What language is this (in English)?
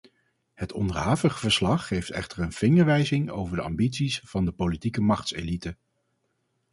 Dutch